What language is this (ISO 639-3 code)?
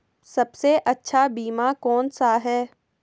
hin